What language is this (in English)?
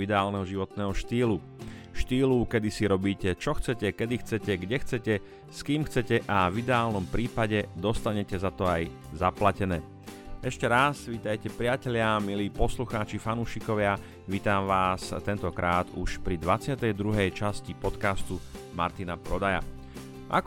Slovak